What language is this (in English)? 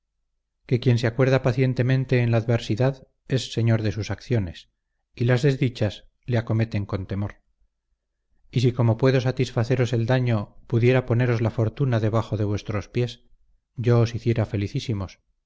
Spanish